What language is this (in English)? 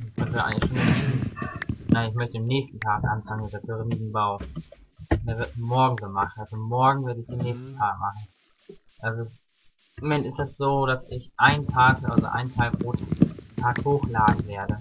German